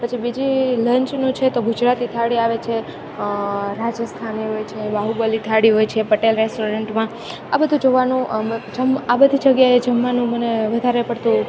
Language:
Gujarati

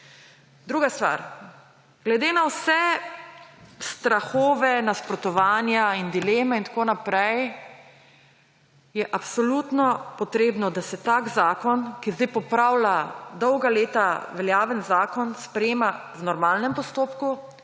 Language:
Slovenian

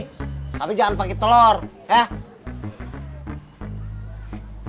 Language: Indonesian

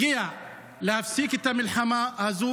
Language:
Hebrew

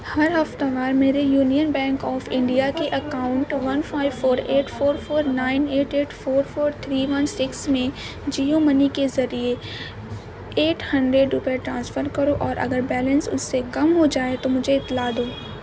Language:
Urdu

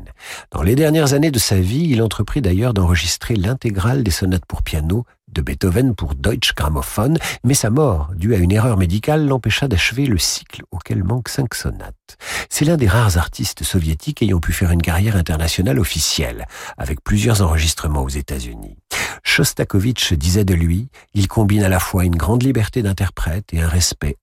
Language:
French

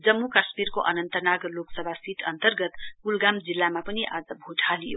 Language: Nepali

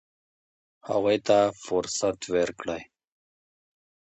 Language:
Pashto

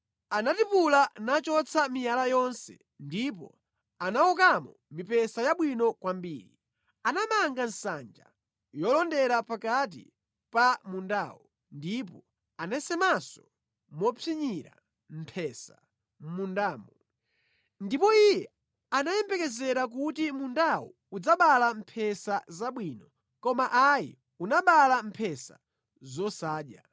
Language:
Nyanja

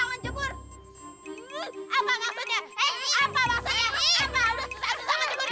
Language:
Indonesian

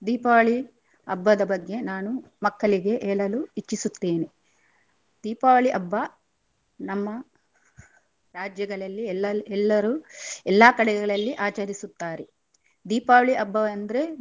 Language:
Kannada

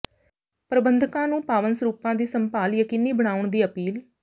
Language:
Punjabi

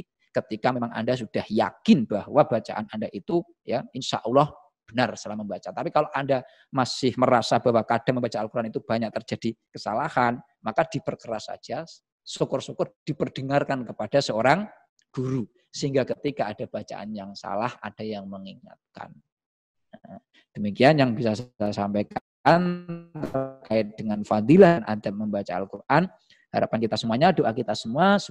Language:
Indonesian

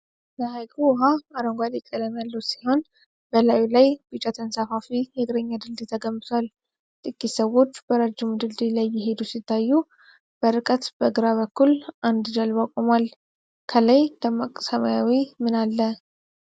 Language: Amharic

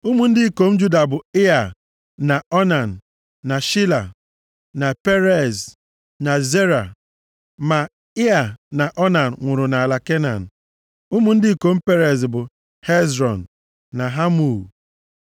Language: Igbo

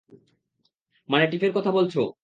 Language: Bangla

